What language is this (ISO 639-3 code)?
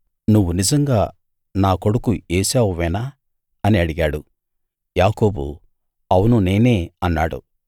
tel